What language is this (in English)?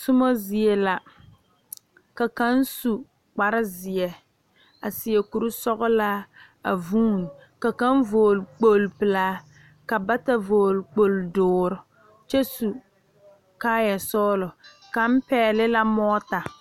Southern Dagaare